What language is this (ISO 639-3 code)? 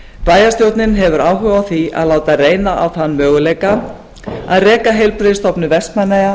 isl